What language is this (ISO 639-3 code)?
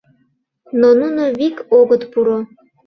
chm